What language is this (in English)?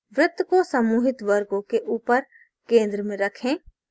Hindi